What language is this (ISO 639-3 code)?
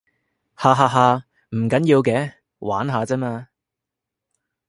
yue